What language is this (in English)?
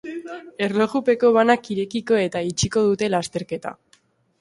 Basque